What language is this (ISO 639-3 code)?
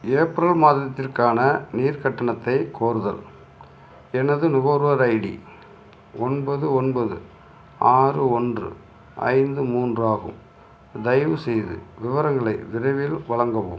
tam